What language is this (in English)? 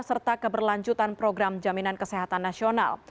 Indonesian